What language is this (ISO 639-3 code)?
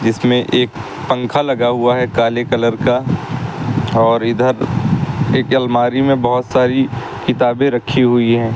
hin